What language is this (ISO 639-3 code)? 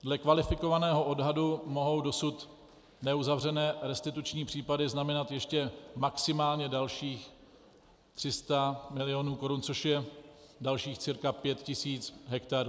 ces